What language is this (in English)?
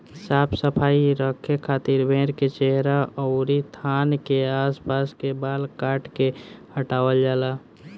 Bhojpuri